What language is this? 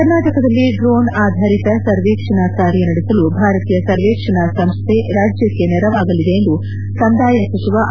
Kannada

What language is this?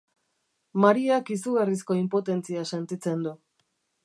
Basque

